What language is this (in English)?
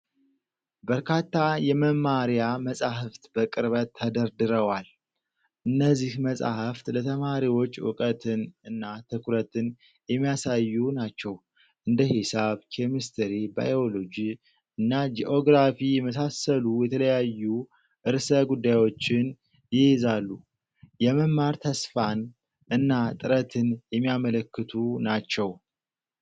Amharic